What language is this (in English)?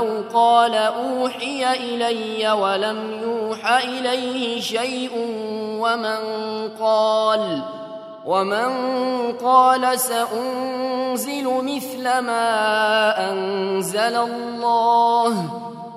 Arabic